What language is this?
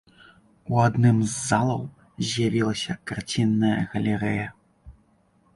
Belarusian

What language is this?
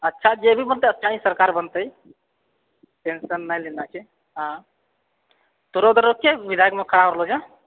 Maithili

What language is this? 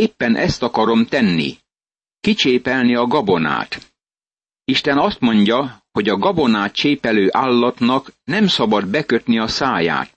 Hungarian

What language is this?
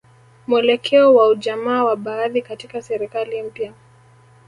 Swahili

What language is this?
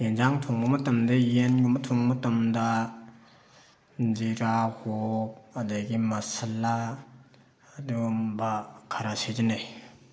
Manipuri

